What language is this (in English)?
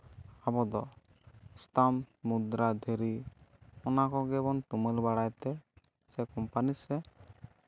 Santali